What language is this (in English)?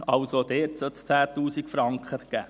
Swiss German